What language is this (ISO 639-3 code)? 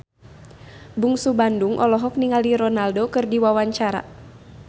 sun